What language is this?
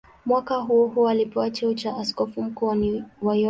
Swahili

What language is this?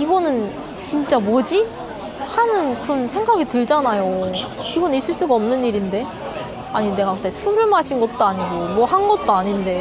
Korean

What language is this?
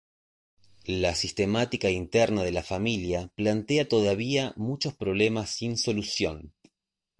Spanish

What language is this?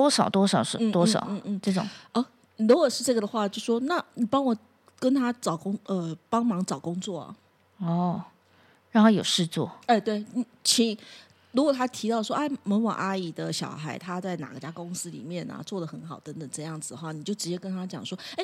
Chinese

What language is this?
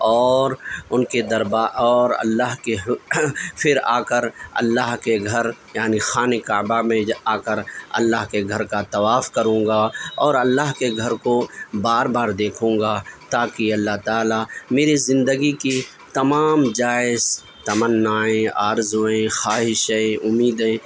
Urdu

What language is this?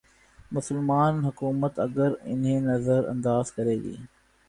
Urdu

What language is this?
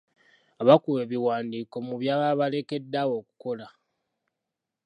Ganda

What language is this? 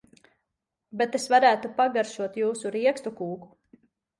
Latvian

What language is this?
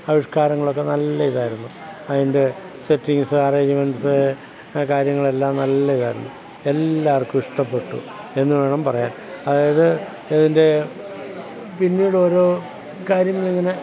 Malayalam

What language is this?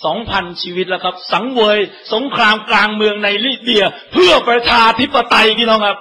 Thai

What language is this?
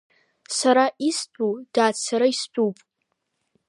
Abkhazian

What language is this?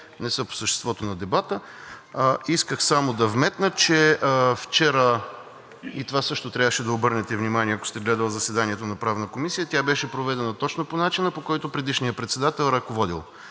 Bulgarian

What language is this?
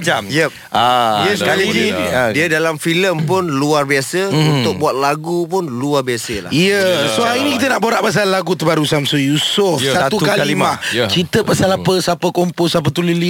Malay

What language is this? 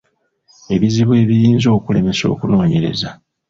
Ganda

